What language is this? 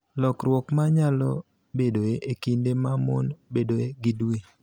Luo (Kenya and Tanzania)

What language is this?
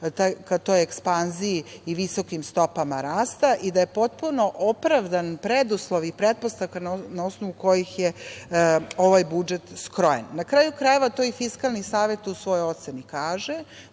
Serbian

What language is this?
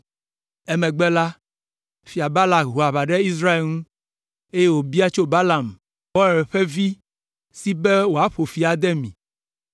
Ewe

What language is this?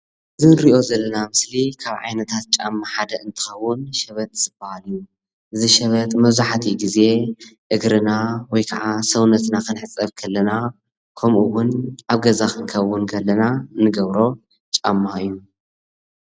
Tigrinya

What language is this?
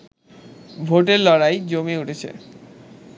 Bangla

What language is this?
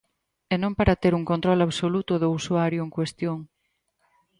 Galician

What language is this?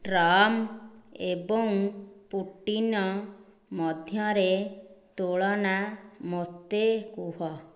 Odia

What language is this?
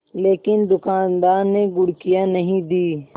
Hindi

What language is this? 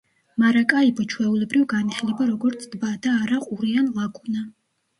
Georgian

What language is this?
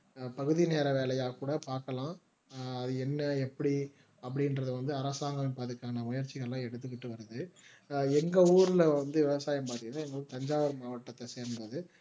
Tamil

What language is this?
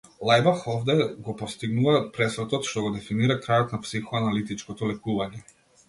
Macedonian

